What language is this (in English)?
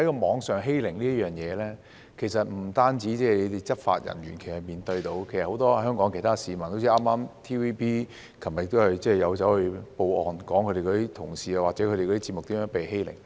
Cantonese